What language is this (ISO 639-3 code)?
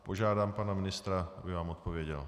ces